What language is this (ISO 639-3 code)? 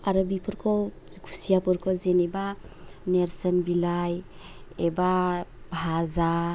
brx